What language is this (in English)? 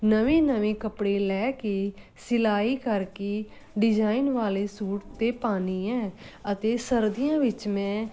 Punjabi